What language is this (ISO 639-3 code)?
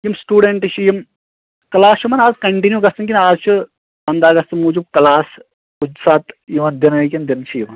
kas